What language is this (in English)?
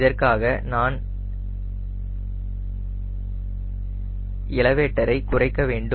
Tamil